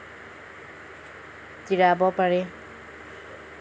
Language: Assamese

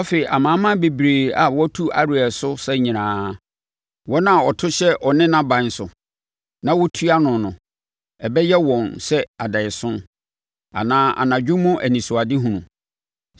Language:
Akan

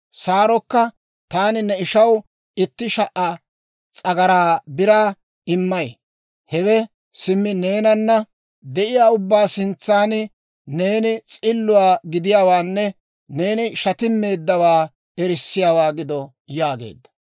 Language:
Dawro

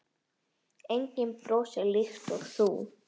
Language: Icelandic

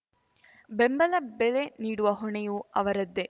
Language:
Kannada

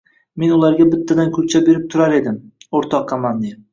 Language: Uzbek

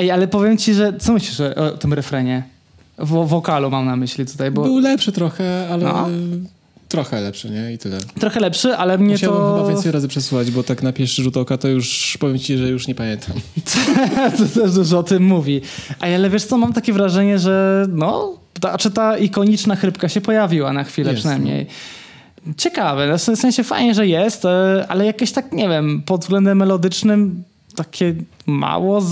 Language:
Polish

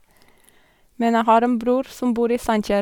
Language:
Norwegian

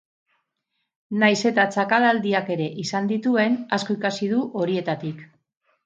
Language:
Basque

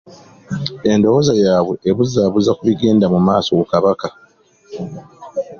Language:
Ganda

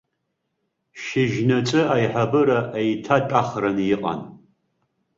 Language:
Abkhazian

